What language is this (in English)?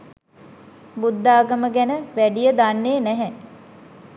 Sinhala